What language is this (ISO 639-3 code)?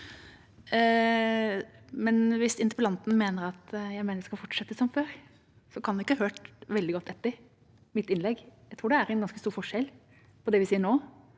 nor